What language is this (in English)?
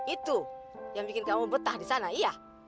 Indonesian